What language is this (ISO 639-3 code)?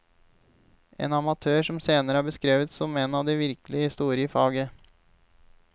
nor